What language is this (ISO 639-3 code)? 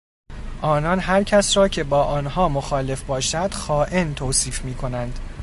fas